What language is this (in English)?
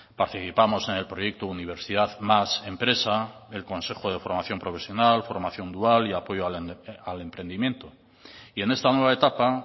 Spanish